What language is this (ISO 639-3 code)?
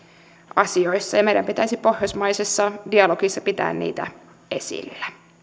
fin